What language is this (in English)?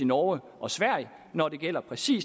Danish